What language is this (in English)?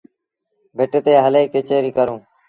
Sindhi Bhil